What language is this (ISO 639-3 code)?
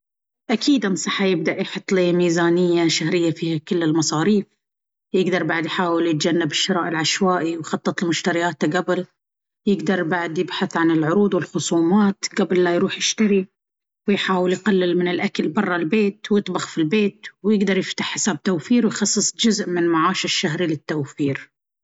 abv